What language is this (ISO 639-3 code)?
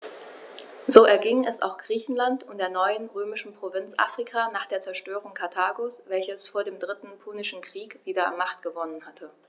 deu